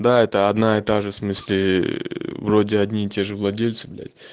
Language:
Russian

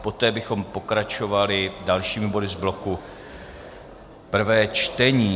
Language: Czech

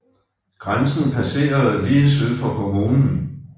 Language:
Danish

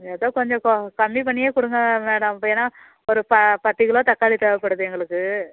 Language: Tamil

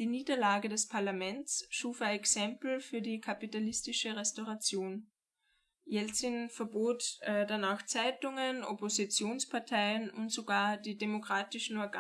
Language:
German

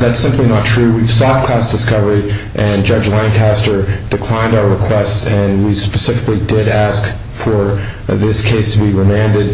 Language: English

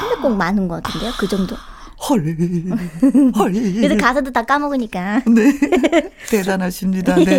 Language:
Korean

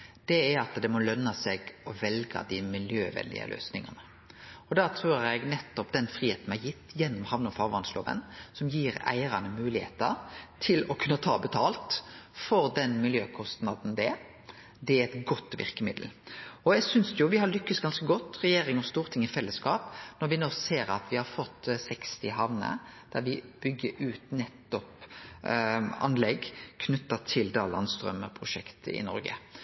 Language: Norwegian Nynorsk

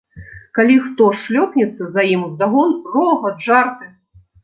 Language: Belarusian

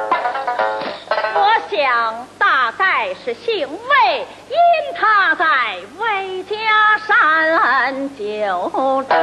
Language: Chinese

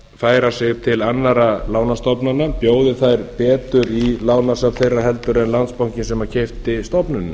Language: Icelandic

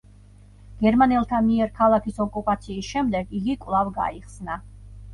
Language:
Georgian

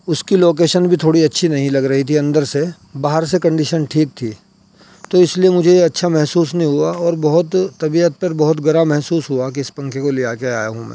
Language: Urdu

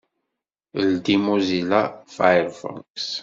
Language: Kabyle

